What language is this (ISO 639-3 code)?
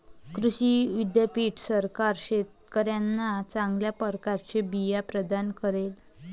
mar